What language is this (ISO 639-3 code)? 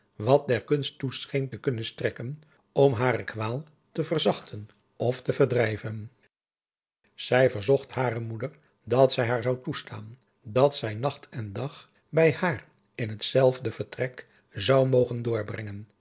nld